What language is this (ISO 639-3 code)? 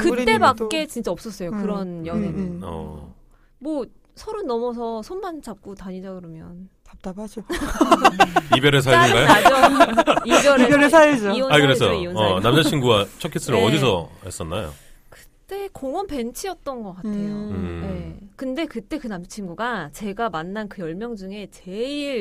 kor